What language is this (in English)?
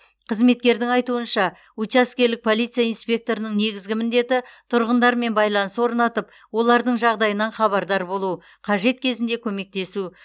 Kazakh